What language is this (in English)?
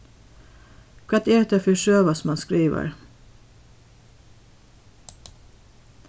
Faroese